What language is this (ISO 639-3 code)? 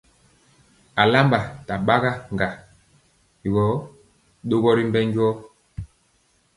mcx